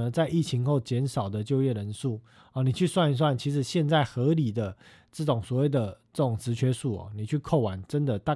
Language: Chinese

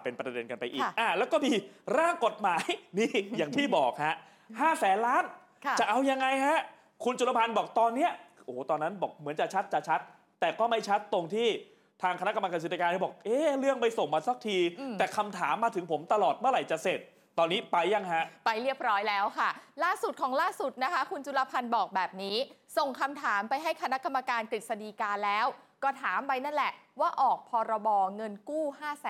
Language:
Thai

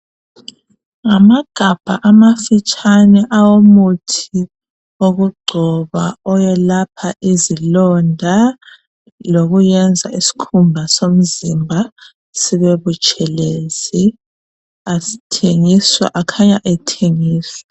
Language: North Ndebele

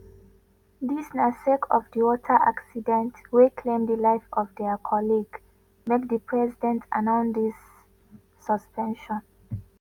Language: Nigerian Pidgin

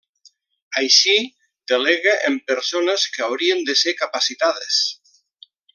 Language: Catalan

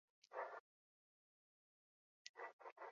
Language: Basque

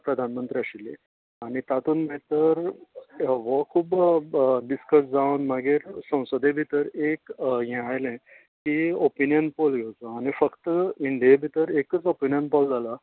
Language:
Konkani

